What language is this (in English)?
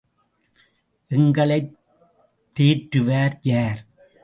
Tamil